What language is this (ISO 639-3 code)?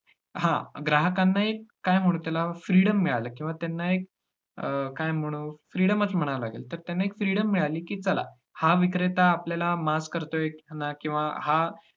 mar